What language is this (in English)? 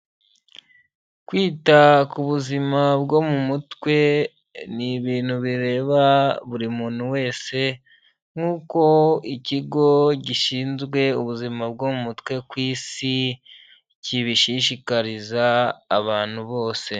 Kinyarwanda